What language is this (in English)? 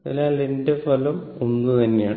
Malayalam